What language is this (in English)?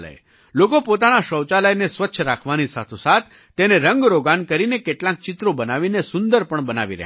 Gujarati